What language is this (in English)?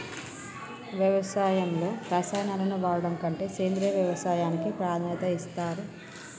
Telugu